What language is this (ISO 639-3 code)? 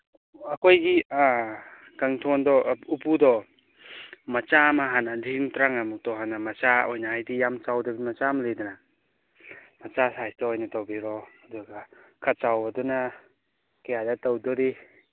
mni